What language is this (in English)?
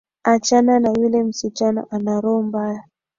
Swahili